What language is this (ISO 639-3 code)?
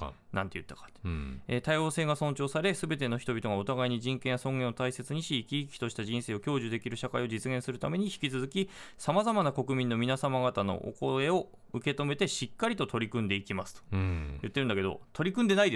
jpn